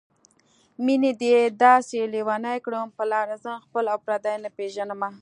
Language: Pashto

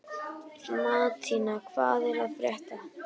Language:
Icelandic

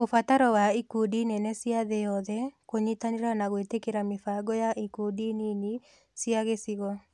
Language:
Kikuyu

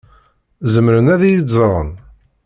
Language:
Kabyle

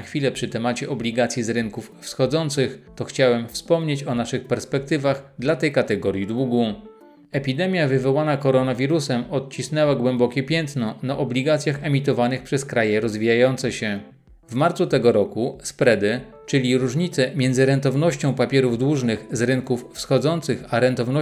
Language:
Polish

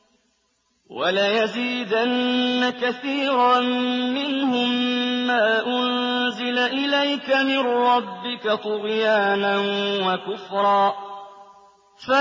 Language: Arabic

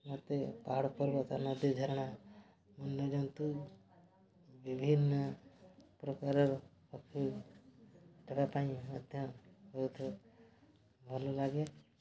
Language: Odia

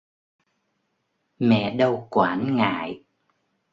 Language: Vietnamese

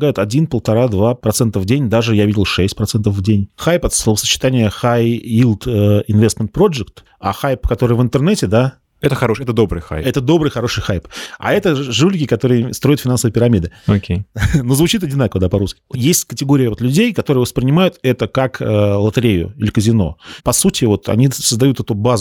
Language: Russian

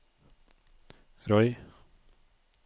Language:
Norwegian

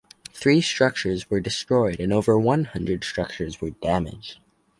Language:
English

